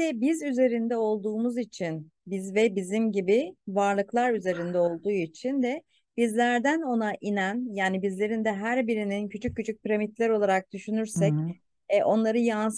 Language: Turkish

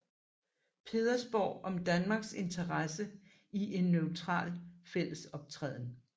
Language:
Danish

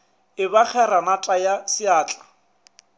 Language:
Northern Sotho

